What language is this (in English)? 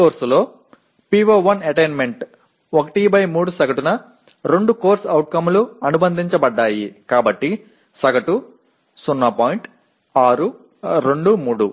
Tamil